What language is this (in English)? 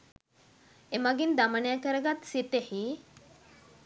Sinhala